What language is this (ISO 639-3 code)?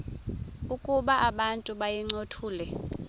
xho